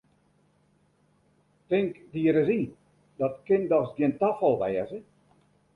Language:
Western Frisian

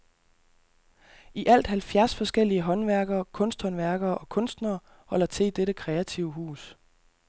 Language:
Danish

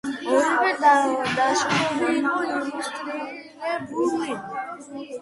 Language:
Georgian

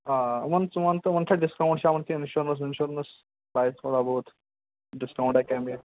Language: Kashmiri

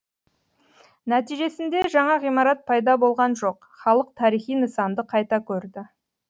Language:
Kazakh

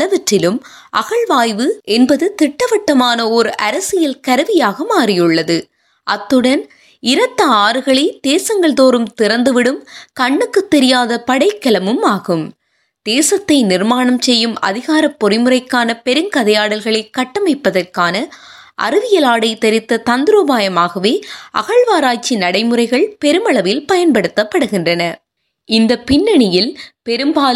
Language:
Tamil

